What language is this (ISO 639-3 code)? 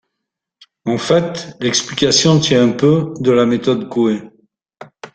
fra